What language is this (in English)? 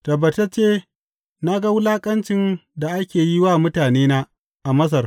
Hausa